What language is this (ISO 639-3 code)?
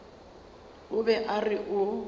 nso